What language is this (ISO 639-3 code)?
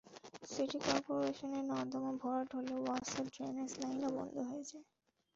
ben